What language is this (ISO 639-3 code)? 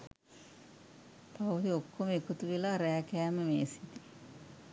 sin